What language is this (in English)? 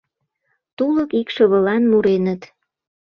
Mari